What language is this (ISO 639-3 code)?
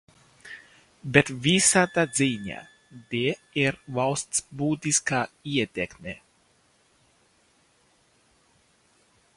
lav